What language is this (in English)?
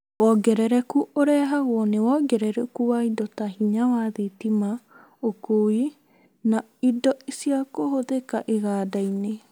Kikuyu